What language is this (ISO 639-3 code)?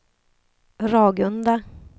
swe